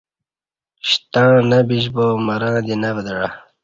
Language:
Kati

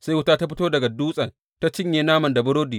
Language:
Hausa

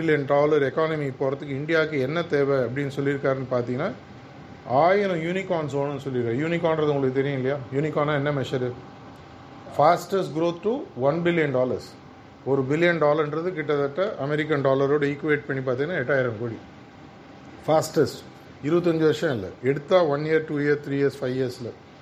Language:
Tamil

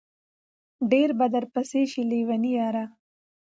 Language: Pashto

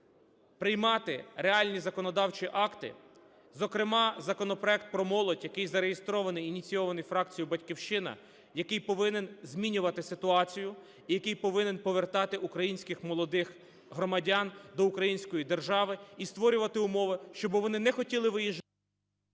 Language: Ukrainian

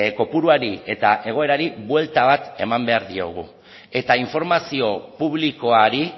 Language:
Basque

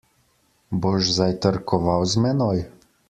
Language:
Slovenian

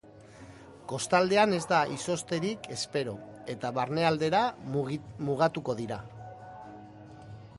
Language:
Basque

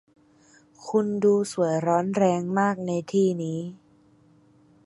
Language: Thai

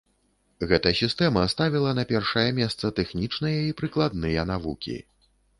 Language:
Belarusian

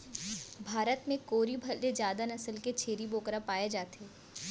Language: Chhattisgarhi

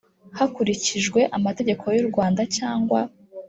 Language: Kinyarwanda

